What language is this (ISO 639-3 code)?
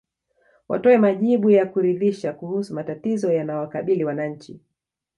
swa